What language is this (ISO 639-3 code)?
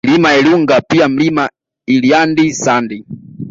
swa